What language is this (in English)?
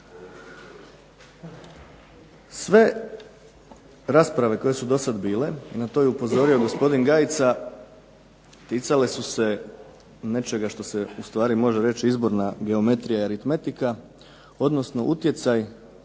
Croatian